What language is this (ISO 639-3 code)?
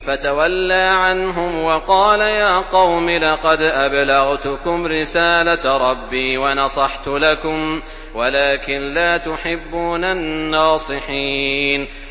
ara